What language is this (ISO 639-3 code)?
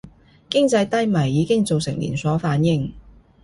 yue